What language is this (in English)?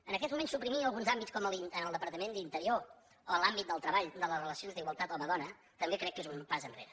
Catalan